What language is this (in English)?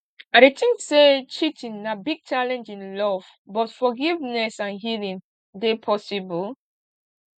Nigerian Pidgin